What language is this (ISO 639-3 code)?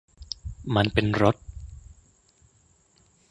tha